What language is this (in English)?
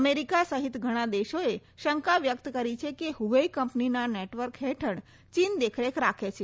Gujarati